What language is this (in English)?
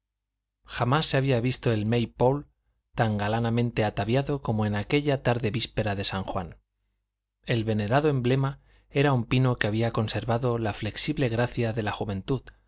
Spanish